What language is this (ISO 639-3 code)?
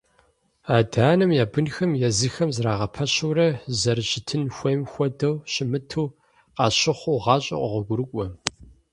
kbd